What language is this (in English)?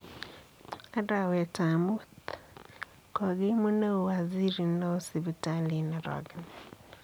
Kalenjin